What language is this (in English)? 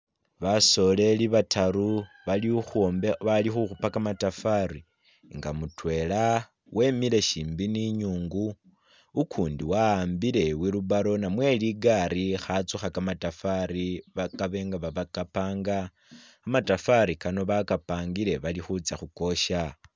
Masaaba